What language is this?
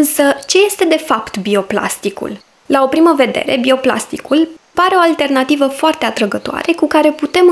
Romanian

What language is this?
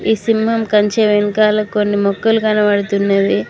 Telugu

